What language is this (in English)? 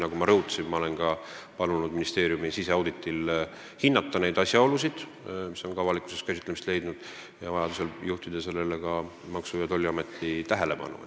Estonian